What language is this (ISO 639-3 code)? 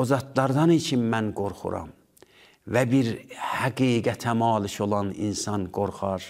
tur